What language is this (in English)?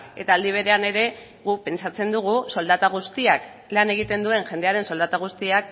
Basque